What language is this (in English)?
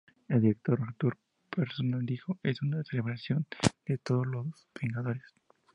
Spanish